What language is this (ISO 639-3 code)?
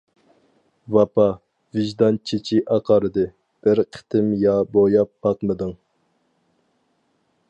uig